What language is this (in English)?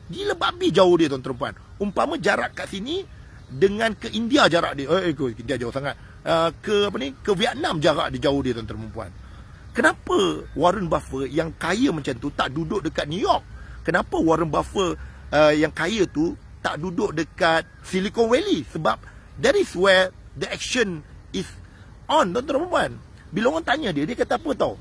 Malay